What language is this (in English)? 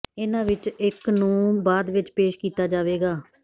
Punjabi